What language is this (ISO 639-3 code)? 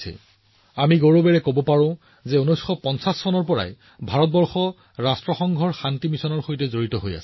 asm